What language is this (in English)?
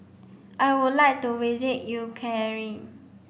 English